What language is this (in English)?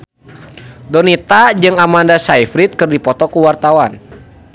Sundanese